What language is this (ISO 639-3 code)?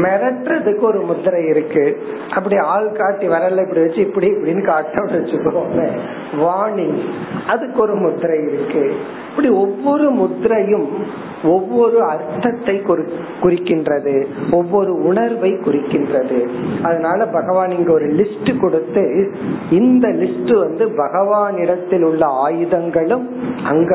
tam